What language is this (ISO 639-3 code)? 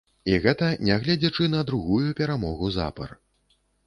bel